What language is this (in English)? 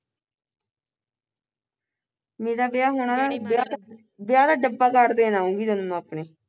Punjabi